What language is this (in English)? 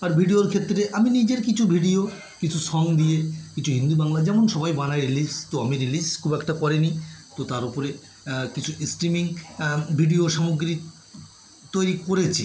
Bangla